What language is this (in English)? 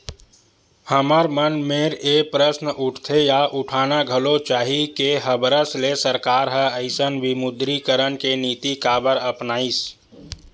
Chhattisgarhi